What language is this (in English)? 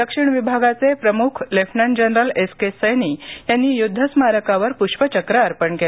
Marathi